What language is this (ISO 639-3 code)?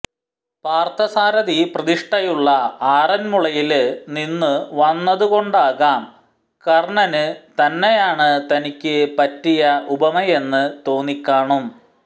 mal